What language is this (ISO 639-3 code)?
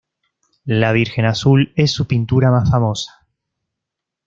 spa